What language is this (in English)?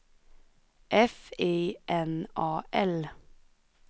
Swedish